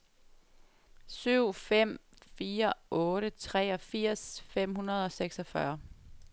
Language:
Danish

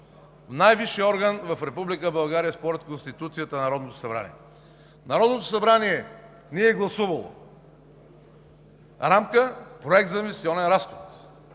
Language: Bulgarian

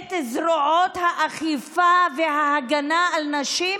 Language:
Hebrew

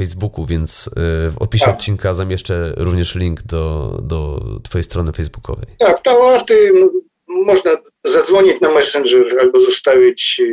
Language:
Polish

